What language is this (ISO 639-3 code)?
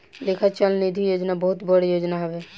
bho